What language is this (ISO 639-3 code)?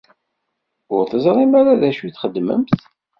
kab